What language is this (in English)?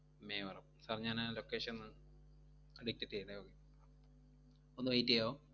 Malayalam